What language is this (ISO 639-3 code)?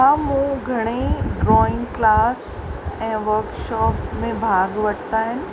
snd